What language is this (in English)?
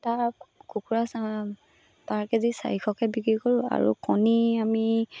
Assamese